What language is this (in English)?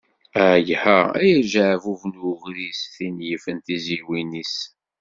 Kabyle